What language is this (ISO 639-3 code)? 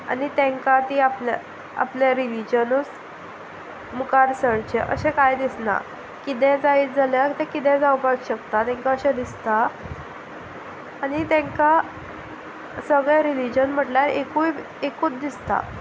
kok